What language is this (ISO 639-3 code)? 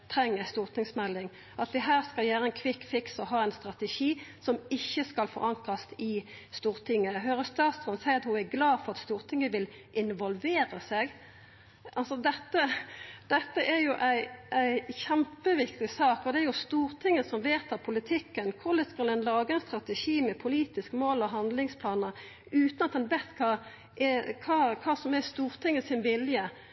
nno